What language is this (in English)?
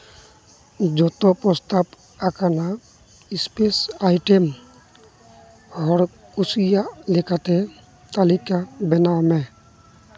Santali